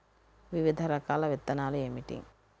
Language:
Telugu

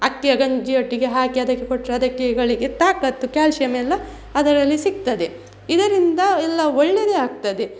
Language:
Kannada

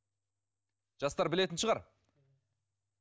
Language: Kazakh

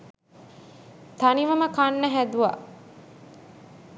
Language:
Sinhala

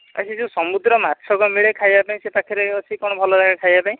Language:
Odia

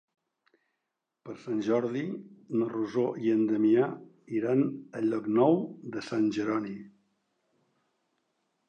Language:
Catalan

